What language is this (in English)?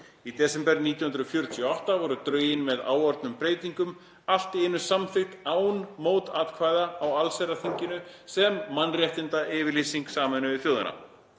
Icelandic